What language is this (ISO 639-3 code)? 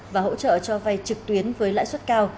vie